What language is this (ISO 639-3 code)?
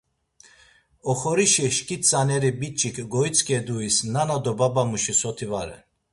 lzz